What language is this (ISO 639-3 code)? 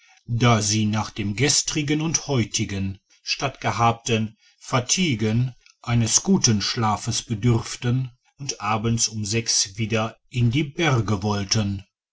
deu